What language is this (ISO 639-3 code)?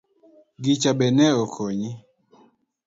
luo